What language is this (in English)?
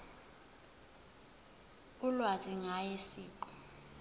Zulu